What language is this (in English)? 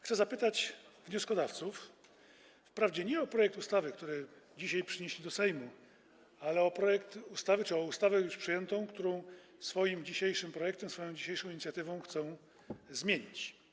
Polish